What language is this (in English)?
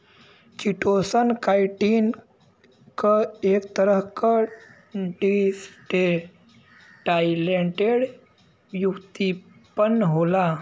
Bhojpuri